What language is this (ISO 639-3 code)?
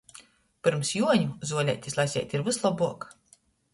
ltg